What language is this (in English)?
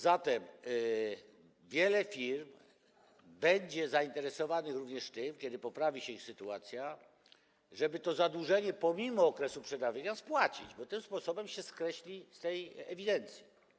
Polish